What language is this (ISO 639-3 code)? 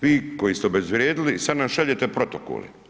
hrv